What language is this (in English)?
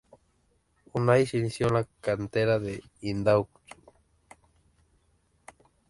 Spanish